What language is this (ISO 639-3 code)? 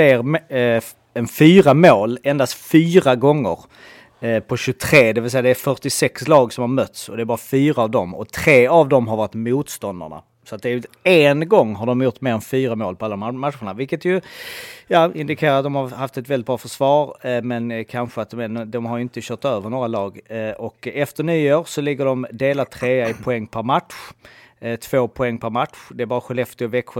swe